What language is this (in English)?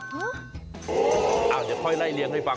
Thai